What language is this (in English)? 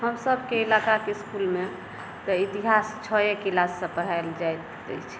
Maithili